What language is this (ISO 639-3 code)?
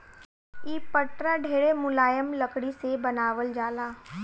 bho